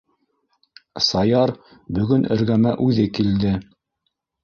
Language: Bashkir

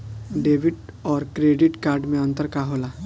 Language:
Bhojpuri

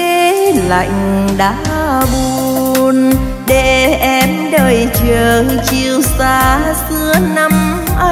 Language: Vietnamese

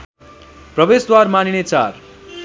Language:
Nepali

